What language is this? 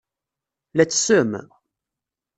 Kabyle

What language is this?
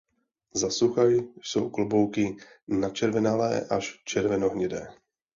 Czech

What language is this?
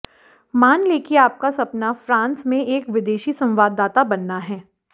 Hindi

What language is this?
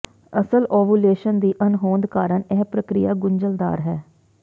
Punjabi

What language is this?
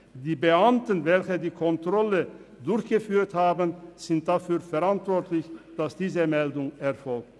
Swiss German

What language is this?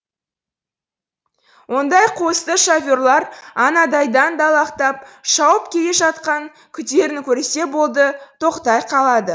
Kazakh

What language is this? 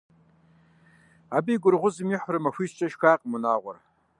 Kabardian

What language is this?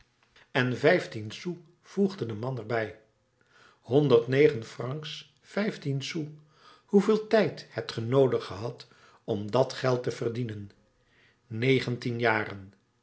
Dutch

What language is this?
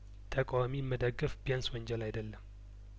Amharic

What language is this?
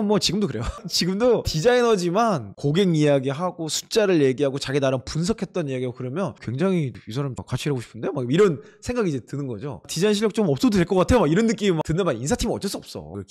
Korean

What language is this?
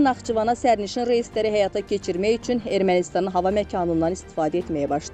Turkish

